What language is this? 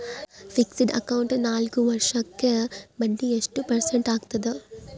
Kannada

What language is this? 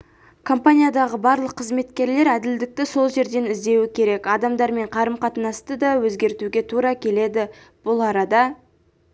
Kazakh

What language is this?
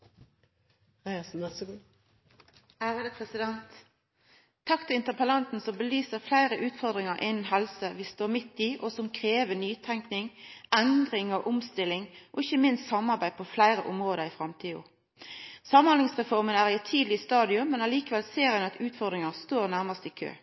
Norwegian Nynorsk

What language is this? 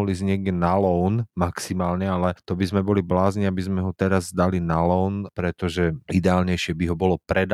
Slovak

